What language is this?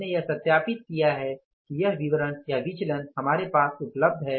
Hindi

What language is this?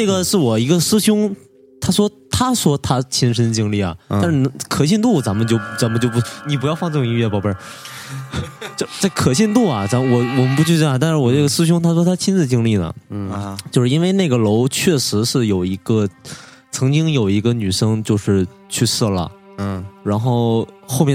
Chinese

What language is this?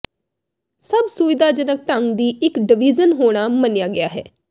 Punjabi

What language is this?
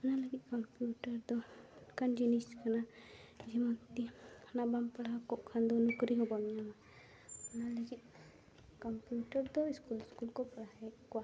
Santali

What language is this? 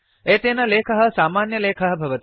Sanskrit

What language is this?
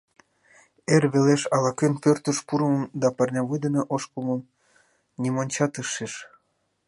Mari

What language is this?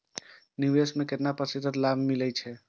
Maithili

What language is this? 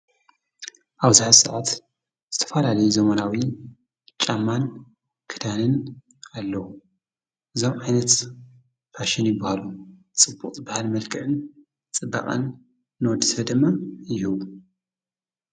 Tigrinya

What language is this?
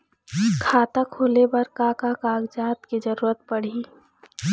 Chhattisgarhi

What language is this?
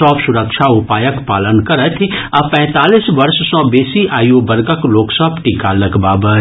Maithili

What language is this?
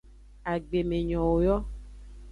Aja (Benin)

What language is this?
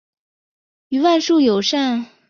Chinese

